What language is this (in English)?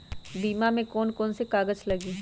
Magahi